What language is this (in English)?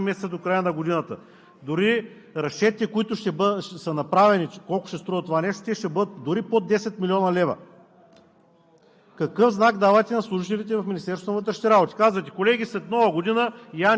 Bulgarian